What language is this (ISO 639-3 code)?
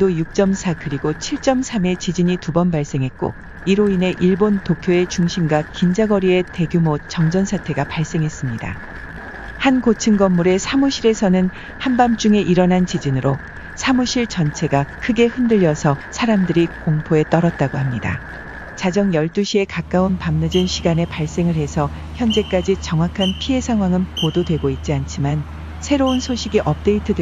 kor